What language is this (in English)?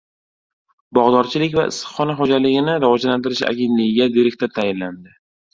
Uzbek